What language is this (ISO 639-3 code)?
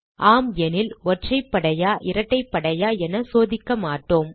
tam